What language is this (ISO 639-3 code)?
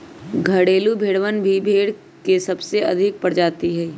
mag